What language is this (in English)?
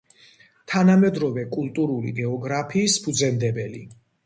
Georgian